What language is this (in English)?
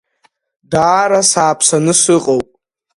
Abkhazian